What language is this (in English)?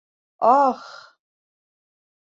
Bashkir